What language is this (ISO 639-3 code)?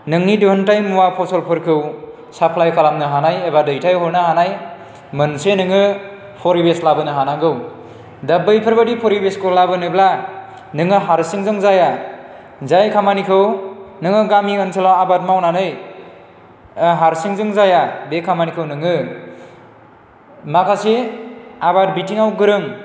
brx